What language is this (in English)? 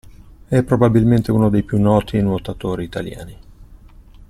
Italian